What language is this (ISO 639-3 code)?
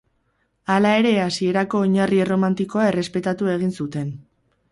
eus